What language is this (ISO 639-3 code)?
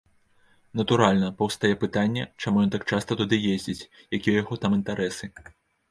bel